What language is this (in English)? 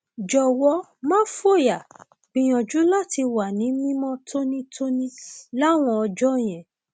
Yoruba